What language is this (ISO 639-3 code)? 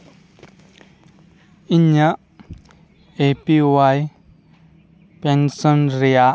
sat